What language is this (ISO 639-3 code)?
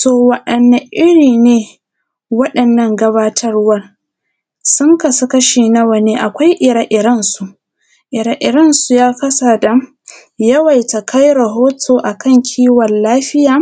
hau